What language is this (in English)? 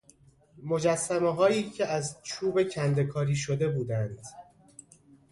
Persian